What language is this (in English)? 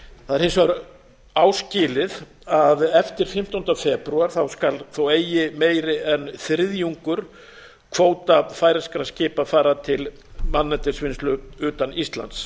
Icelandic